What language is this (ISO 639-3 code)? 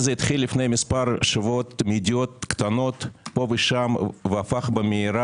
heb